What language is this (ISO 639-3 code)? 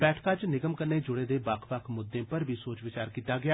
doi